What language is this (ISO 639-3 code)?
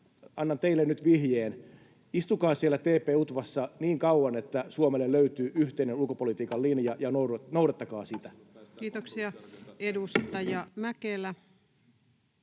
fin